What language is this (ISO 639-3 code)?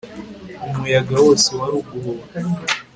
kin